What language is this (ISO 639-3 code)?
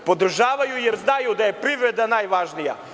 srp